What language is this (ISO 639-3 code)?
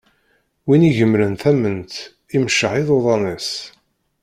kab